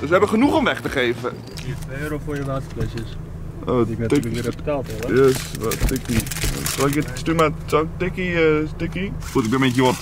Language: Dutch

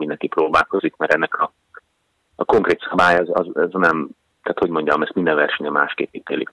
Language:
Hungarian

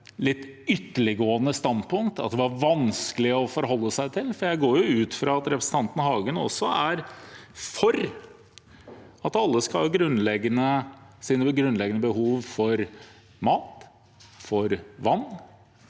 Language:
Norwegian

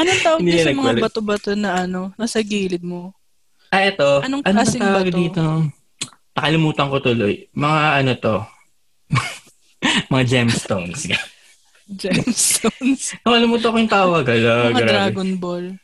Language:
Filipino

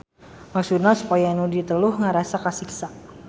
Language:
Sundanese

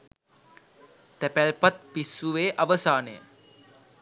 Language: Sinhala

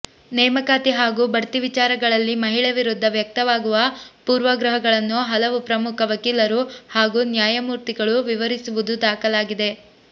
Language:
Kannada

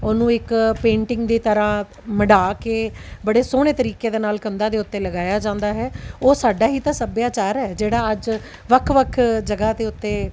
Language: Punjabi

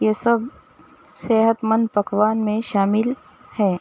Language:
Urdu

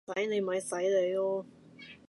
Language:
Cantonese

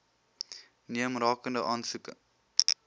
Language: Afrikaans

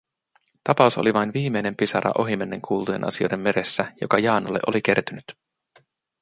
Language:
Finnish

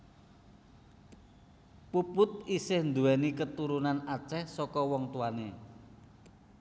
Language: Javanese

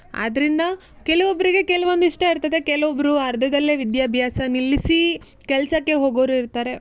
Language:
Kannada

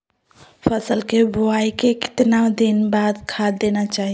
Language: Magahi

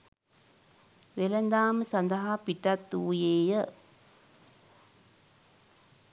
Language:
Sinhala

